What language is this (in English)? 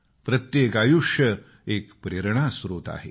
Marathi